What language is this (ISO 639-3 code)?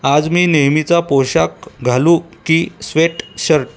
mar